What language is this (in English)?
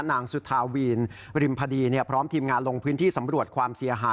Thai